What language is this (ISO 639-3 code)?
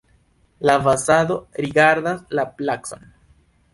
epo